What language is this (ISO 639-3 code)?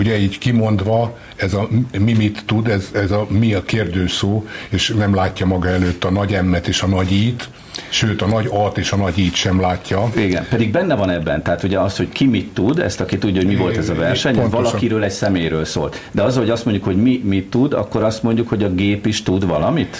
hun